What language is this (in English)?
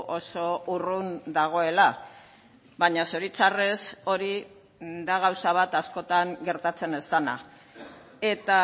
Basque